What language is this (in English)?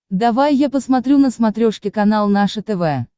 Russian